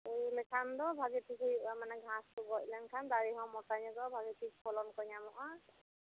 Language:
Santali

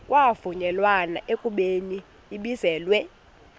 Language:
Xhosa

